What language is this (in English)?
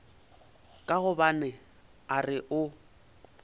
Northern Sotho